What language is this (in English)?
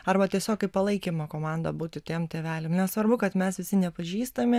Lithuanian